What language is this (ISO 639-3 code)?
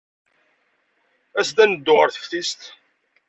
kab